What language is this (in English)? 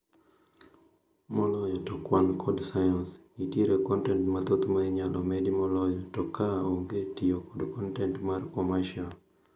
Luo (Kenya and Tanzania)